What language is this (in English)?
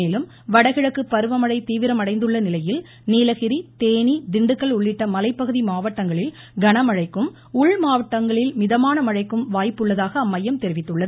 Tamil